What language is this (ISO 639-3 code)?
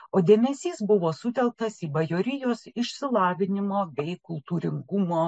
lit